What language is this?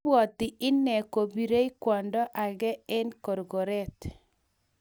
Kalenjin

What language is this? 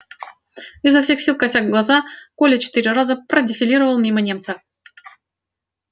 Russian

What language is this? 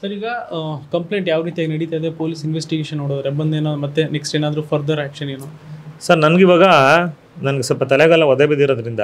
Kannada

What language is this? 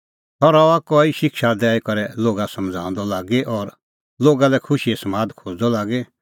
Kullu Pahari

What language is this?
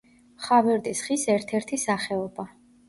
Georgian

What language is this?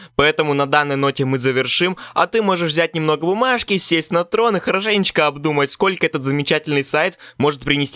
Russian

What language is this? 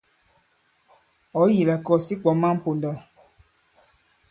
Bankon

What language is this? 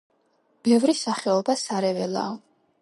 Georgian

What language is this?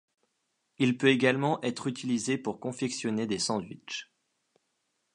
French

